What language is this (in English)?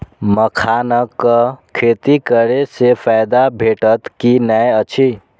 Maithili